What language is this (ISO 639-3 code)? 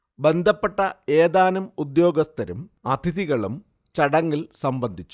mal